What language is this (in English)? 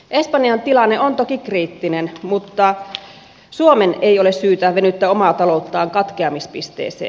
Finnish